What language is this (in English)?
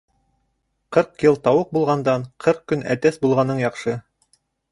Bashkir